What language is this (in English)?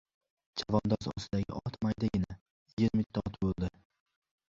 Uzbek